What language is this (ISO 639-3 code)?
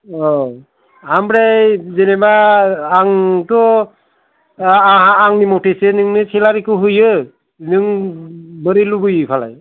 brx